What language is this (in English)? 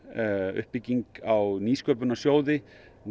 Icelandic